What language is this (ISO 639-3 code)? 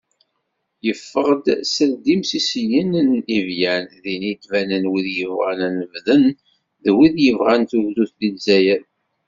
kab